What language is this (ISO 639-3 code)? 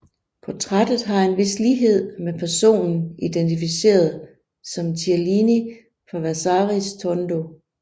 dan